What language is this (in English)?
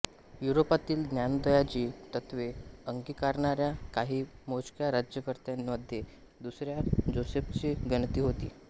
Marathi